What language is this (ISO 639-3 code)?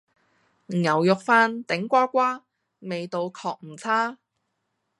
yue